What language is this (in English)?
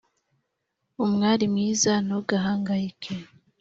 Kinyarwanda